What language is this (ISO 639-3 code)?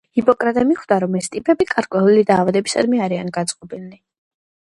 kat